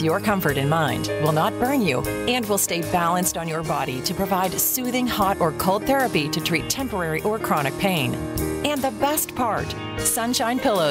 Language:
English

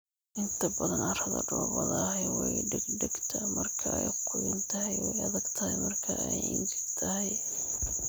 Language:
Somali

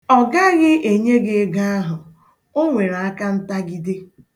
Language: Igbo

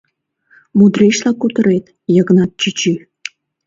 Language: Mari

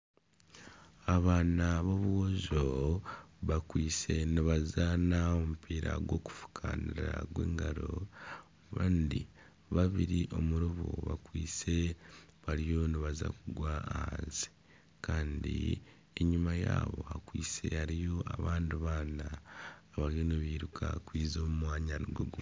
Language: Nyankole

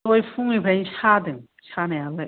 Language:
Bodo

